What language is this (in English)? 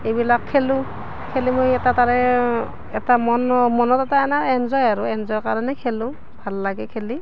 Assamese